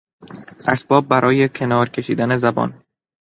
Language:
Persian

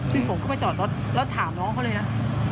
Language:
Thai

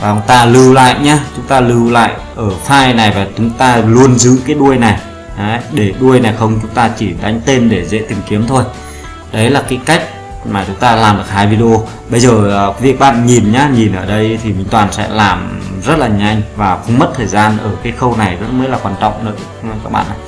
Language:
Vietnamese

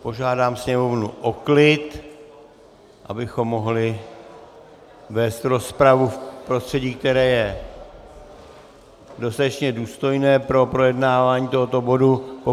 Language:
Czech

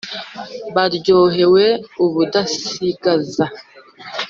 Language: Kinyarwanda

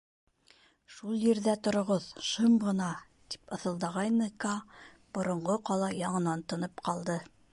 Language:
Bashkir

